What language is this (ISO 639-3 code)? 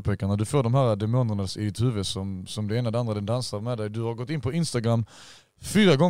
swe